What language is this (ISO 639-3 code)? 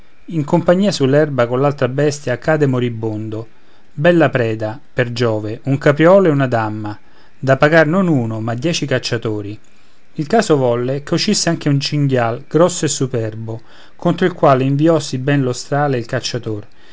ita